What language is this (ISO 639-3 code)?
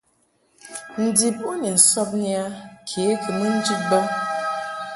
mhk